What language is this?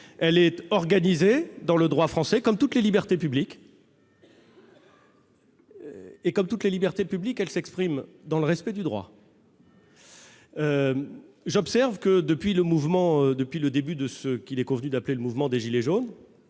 French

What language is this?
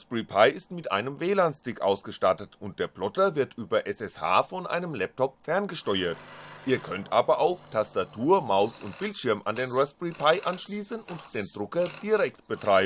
German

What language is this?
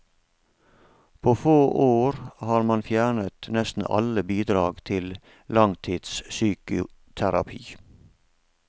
Norwegian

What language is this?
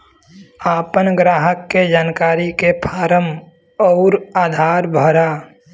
Bhojpuri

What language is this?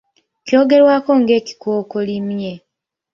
Ganda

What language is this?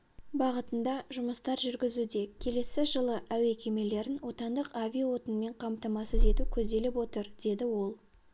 Kazakh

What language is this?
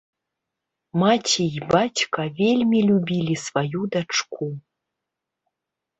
Belarusian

